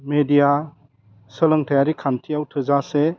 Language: Bodo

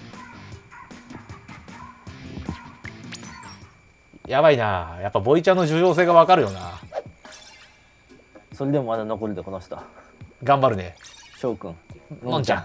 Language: Japanese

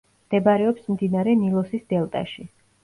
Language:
Georgian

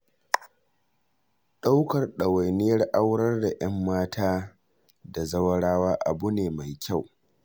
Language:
Hausa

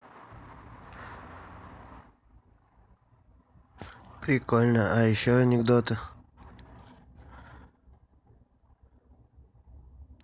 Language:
Russian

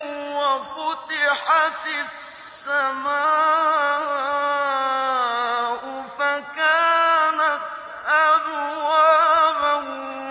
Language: Arabic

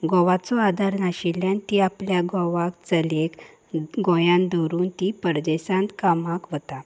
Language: Konkani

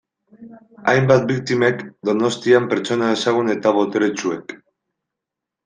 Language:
Basque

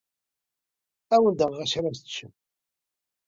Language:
Kabyle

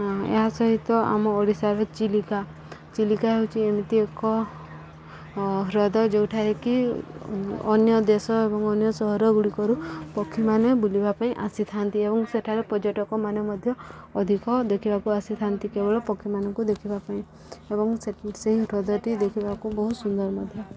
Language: Odia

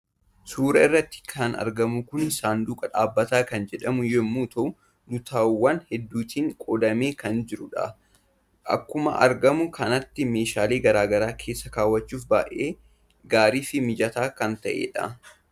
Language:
Oromo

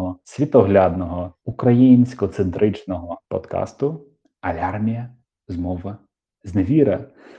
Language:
Ukrainian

